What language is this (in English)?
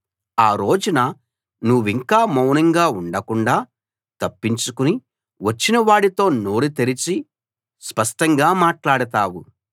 Telugu